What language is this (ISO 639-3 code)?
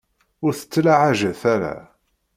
kab